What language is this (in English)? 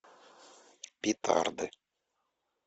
Russian